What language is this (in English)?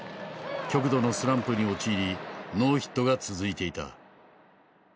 Japanese